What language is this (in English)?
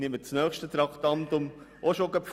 Swiss German